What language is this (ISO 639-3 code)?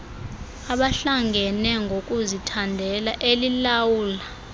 xho